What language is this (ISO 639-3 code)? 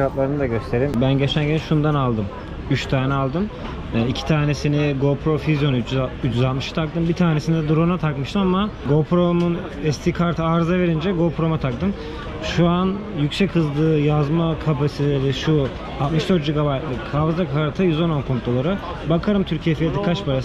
tur